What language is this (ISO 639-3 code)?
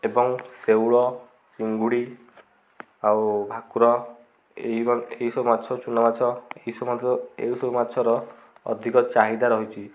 ori